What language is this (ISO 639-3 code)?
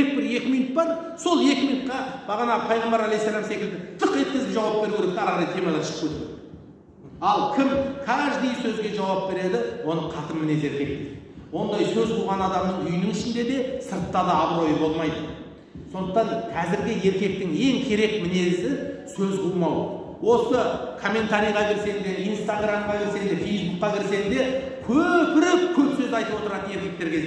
tur